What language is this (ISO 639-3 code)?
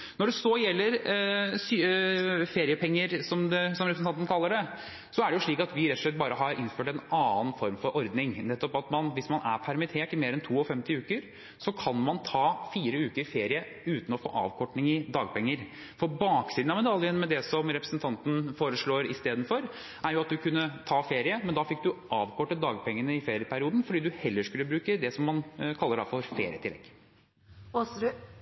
nob